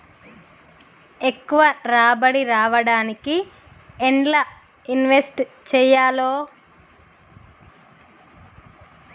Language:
Telugu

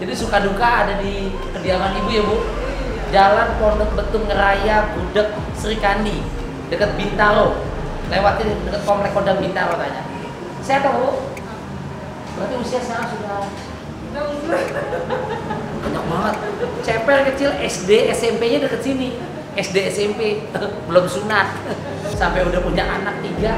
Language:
Indonesian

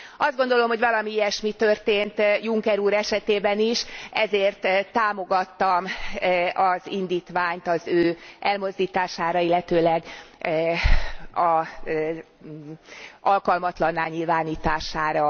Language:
Hungarian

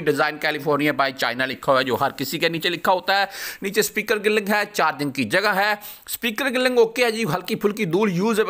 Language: Indonesian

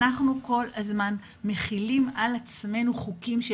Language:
Hebrew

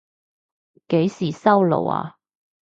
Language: Cantonese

